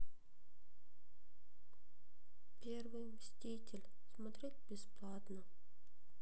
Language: Russian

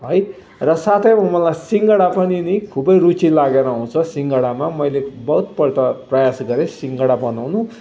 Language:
Nepali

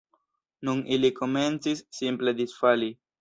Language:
Esperanto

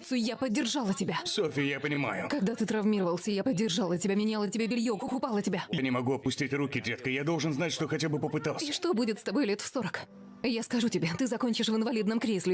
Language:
Russian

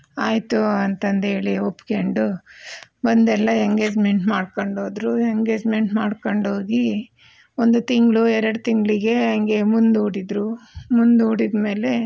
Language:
Kannada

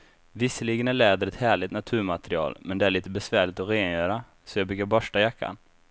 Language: Swedish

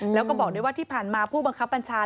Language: Thai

